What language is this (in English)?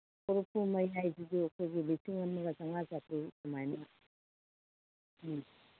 Manipuri